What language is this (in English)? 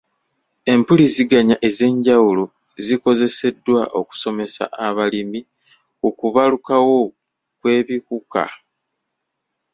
Ganda